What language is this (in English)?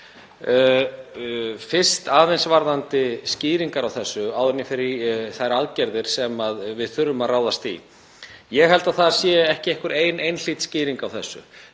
Icelandic